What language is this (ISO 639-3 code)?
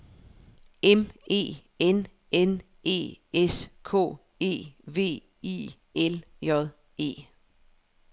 dan